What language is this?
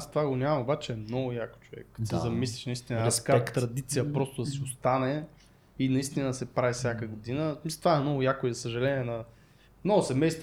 Bulgarian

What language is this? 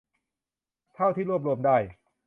Thai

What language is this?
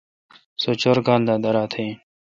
Kalkoti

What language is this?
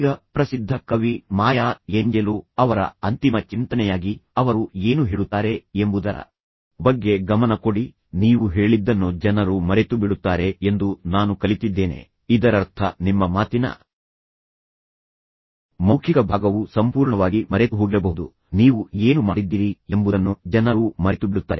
Kannada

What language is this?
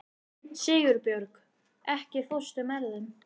Icelandic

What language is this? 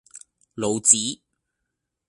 Cantonese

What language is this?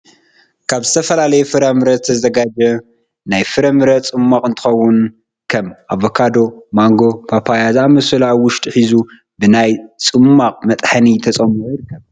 Tigrinya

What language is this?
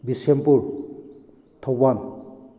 Manipuri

